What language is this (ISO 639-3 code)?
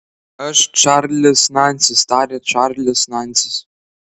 lit